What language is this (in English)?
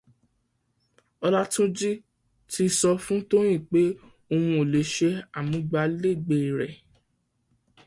Yoruba